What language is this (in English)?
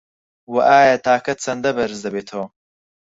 Central Kurdish